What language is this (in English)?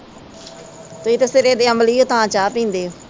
Punjabi